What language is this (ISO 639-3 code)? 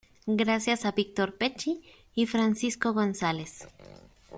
spa